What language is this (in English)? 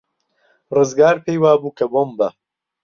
Central Kurdish